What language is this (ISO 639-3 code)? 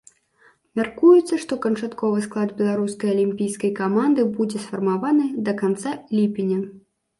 bel